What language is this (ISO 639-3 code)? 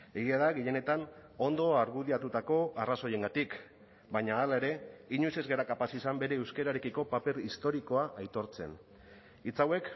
eus